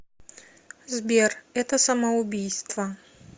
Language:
Russian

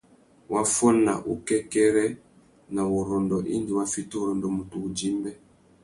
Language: Tuki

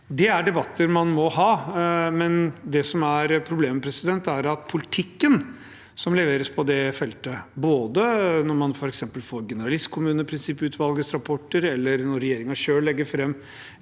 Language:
Norwegian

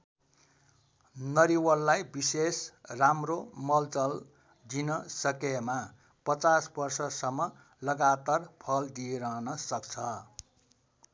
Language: Nepali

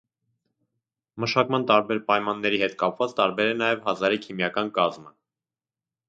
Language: Armenian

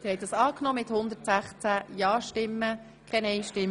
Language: Swiss German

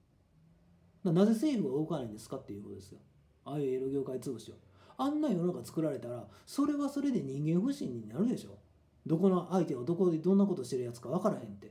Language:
Japanese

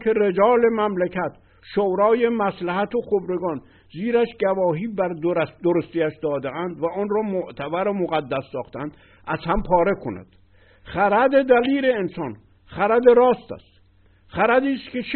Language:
Persian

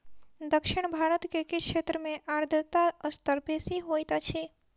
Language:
Maithili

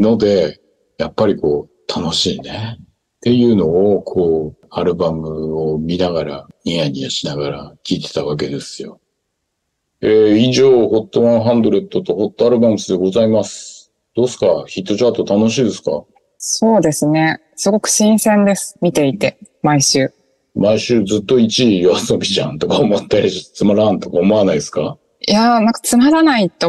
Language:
Japanese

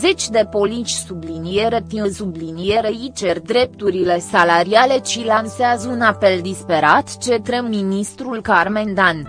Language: Romanian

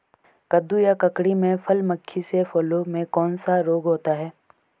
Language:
Hindi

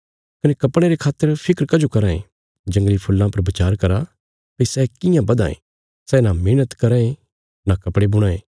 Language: Bilaspuri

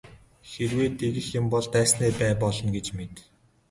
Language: Mongolian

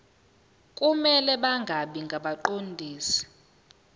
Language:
Zulu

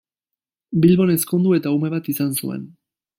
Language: Basque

